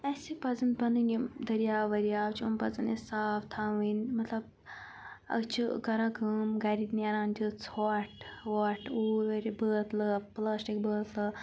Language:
Kashmiri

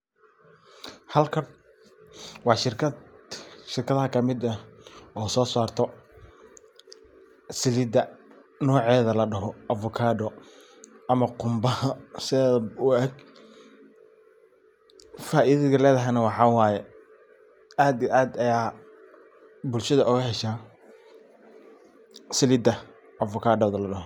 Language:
Somali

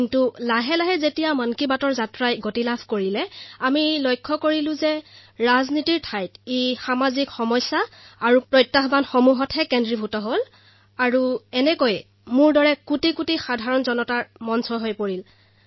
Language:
Assamese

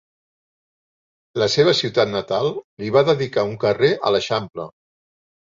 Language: Catalan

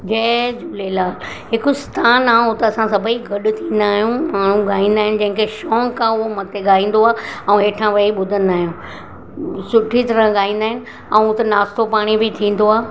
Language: Sindhi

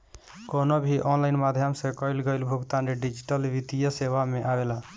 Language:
Bhojpuri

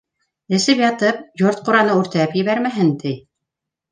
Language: Bashkir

